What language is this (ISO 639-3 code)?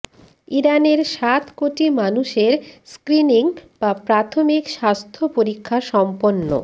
ben